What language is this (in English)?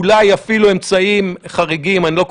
Hebrew